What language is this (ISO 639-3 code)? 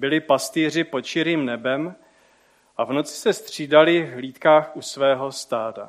ces